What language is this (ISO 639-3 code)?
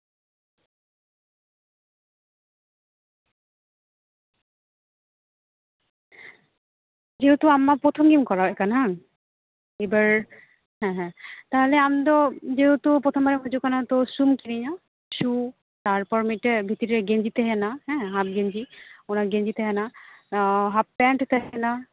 sat